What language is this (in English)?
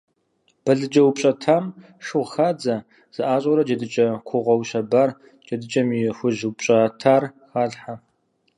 Kabardian